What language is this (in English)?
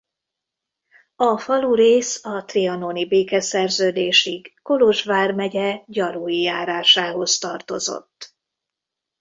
Hungarian